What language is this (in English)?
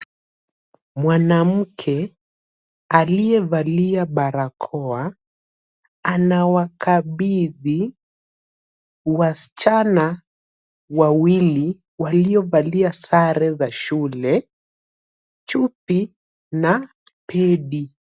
Swahili